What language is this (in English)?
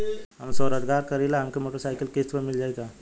Bhojpuri